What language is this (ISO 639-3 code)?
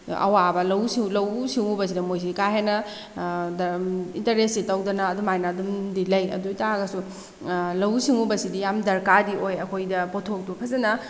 mni